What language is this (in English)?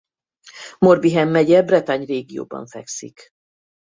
Hungarian